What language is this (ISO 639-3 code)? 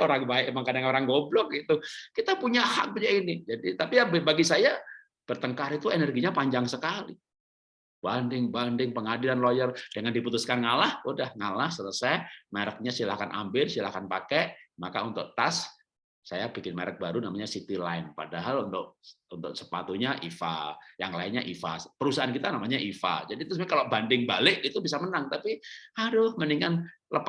ind